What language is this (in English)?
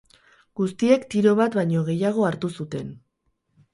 Basque